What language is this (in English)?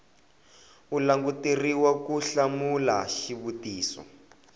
Tsonga